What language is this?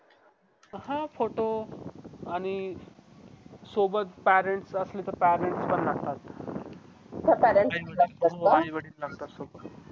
Marathi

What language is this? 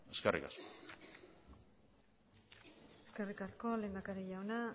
Basque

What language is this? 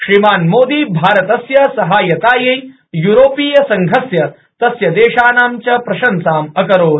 Sanskrit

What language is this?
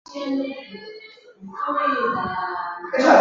Chinese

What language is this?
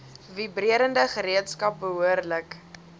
Afrikaans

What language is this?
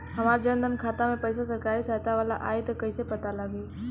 Bhojpuri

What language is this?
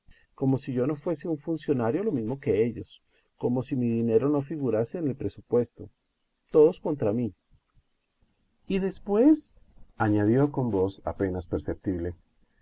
Spanish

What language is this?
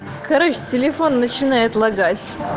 Russian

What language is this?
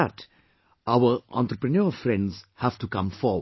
English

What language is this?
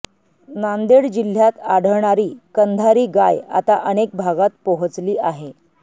Marathi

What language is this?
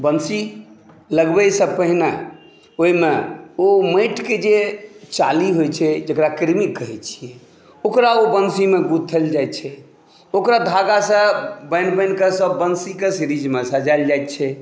Maithili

